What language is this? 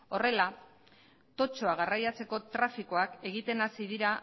Basque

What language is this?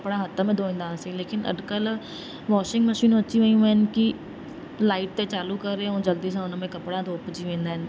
Sindhi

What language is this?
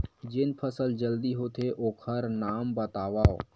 Chhattisgarhi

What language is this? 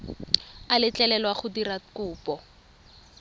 Tswana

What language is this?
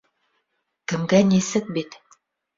Bashkir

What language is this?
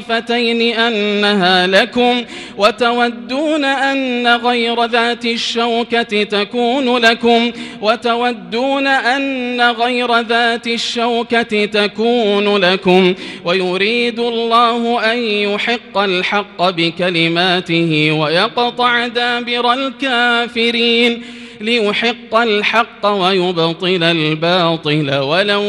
Arabic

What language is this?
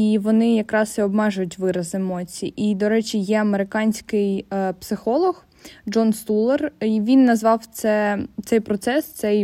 Ukrainian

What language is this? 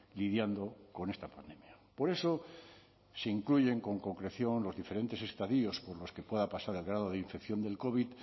Spanish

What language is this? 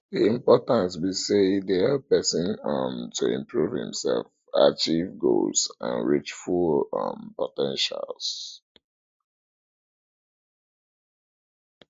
Nigerian Pidgin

